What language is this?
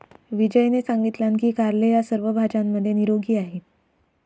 Marathi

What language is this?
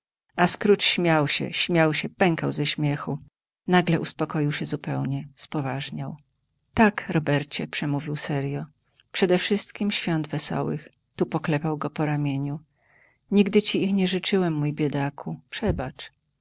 Polish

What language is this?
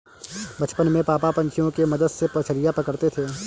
Hindi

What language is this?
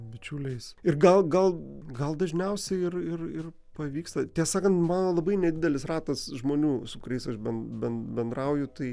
Lithuanian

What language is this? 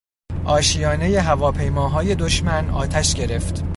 Persian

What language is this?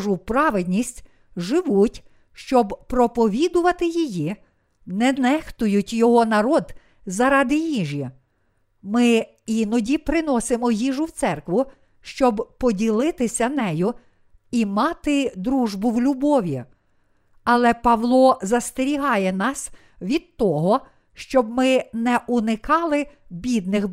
Ukrainian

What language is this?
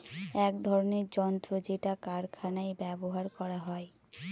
Bangla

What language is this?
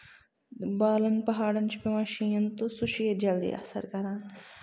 Kashmiri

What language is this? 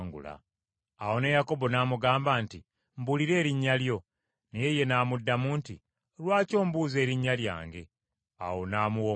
Ganda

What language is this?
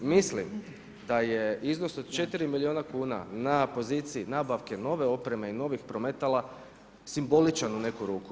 Croatian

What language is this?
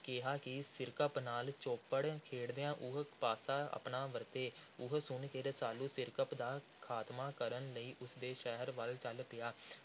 Punjabi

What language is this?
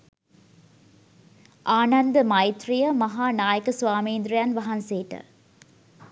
Sinhala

